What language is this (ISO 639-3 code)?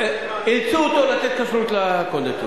heb